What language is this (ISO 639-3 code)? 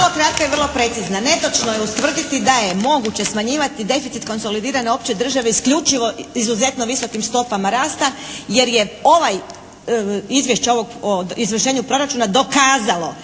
hrv